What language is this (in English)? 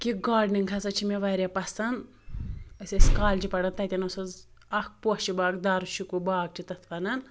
Kashmiri